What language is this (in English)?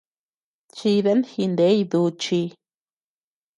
Tepeuxila Cuicatec